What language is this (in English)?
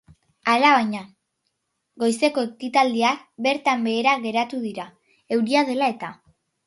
Basque